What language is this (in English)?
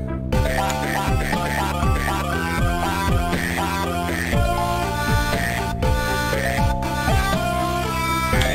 Portuguese